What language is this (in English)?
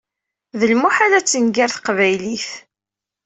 Kabyle